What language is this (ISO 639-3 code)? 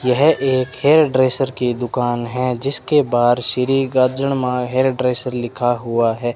hin